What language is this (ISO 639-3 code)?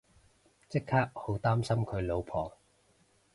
yue